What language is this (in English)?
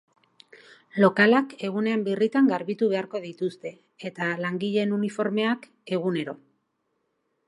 Basque